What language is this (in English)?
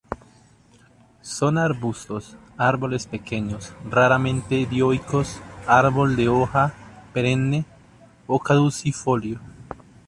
Spanish